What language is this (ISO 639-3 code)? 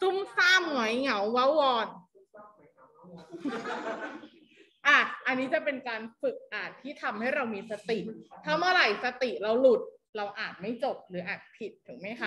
tha